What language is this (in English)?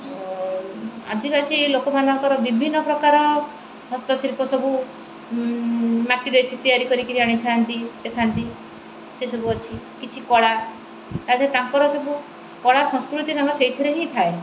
Odia